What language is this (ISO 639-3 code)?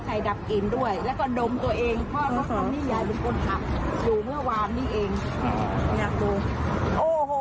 tha